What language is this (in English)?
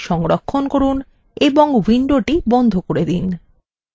Bangla